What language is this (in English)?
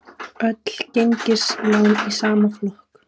Icelandic